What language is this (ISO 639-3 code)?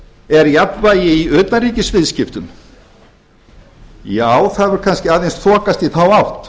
isl